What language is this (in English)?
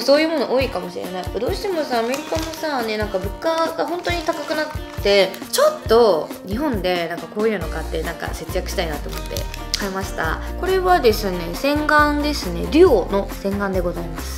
Japanese